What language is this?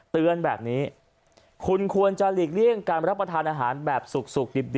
Thai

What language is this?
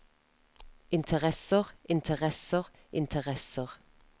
Norwegian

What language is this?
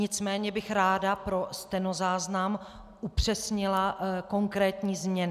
Czech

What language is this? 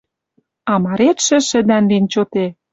Western Mari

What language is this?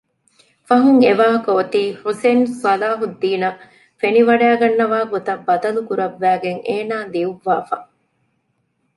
Divehi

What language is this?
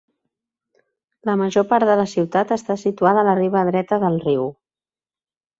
Catalan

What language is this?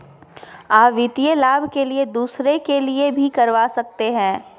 Magahi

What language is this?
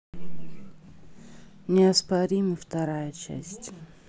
Russian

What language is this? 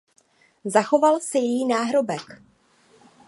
Czech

